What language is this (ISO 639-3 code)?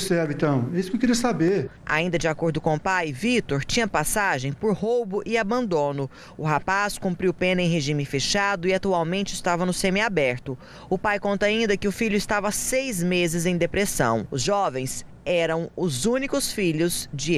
por